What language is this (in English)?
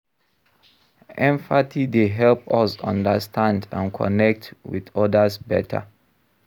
Nigerian Pidgin